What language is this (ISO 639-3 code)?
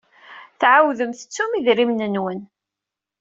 kab